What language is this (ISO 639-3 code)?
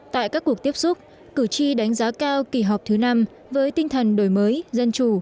vie